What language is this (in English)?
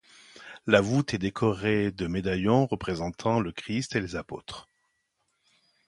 French